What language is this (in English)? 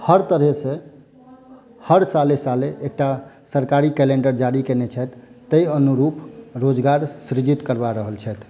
Maithili